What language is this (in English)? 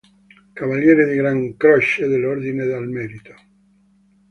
Italian